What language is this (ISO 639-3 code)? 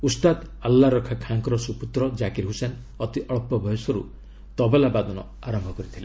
ori